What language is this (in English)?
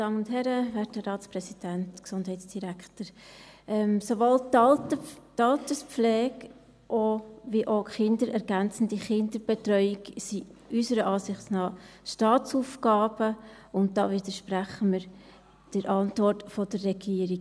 Swiss German